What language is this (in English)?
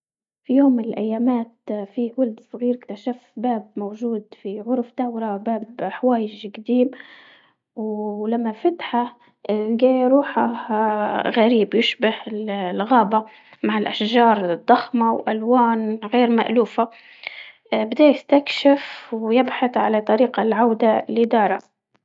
Libyan Arabic